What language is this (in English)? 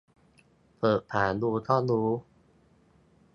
Thai